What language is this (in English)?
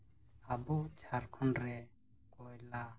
Santali